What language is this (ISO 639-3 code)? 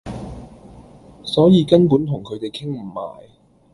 yue